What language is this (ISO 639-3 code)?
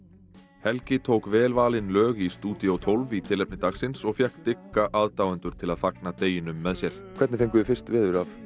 isl